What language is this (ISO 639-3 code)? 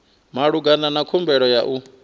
ven